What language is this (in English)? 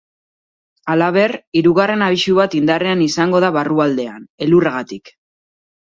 Basque